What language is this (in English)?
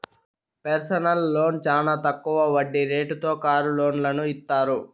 Telugu